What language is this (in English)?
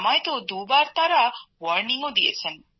Bangla